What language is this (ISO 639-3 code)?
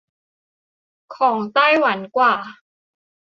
tha